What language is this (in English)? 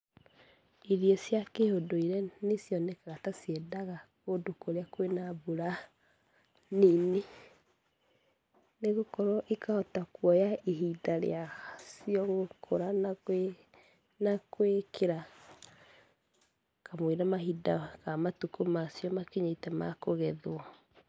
Kikuyu